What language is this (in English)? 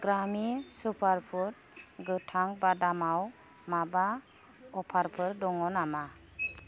Bodo